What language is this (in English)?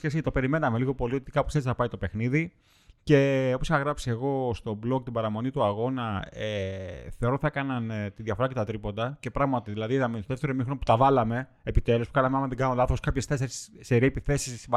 Greek